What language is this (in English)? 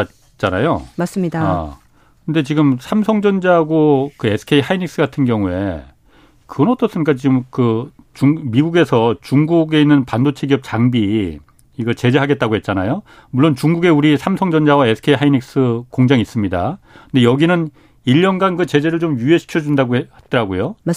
Korean